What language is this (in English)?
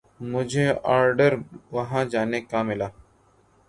Urdu